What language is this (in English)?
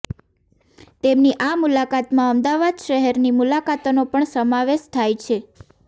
Gujarati